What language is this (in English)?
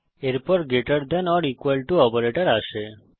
Bangla